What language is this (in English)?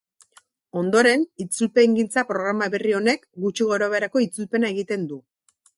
Basque